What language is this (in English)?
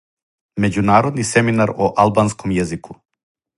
Serbian